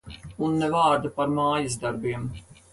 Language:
Latvian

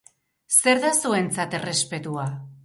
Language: Basque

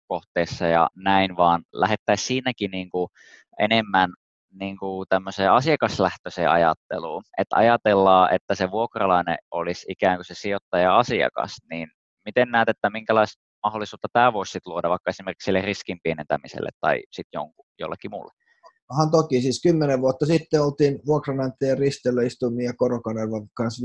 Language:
Finnish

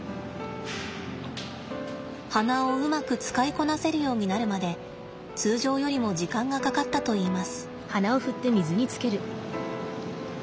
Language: Japanese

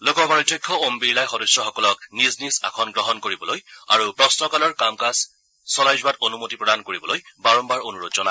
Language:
Assamese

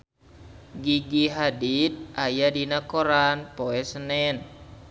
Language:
Sundanese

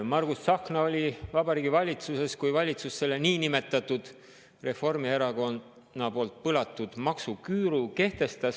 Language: Estonian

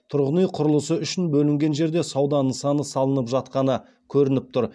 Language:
Kazakh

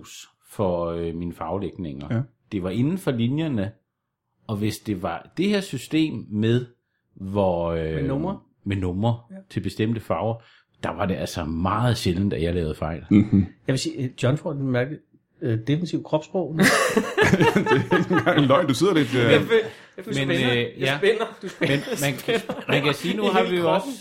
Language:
Danish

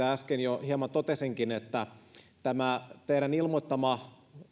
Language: Finnish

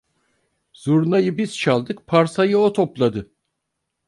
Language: Turkish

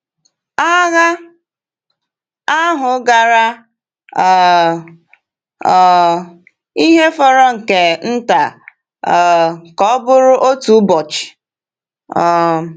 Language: Igbo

